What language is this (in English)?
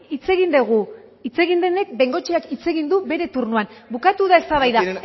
Basque